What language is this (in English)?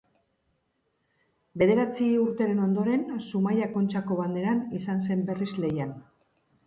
Basque